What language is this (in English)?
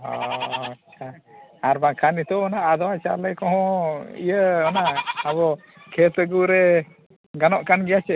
Santali